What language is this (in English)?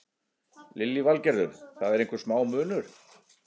Icelandic